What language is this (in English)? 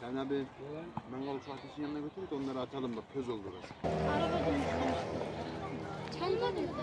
Turkish